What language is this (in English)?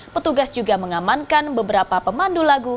Indonesian